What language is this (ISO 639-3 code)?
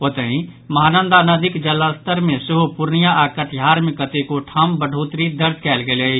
mai